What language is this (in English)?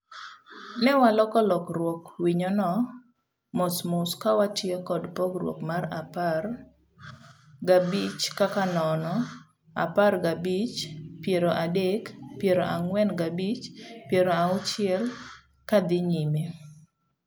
Luo (Kenya and Tanzania)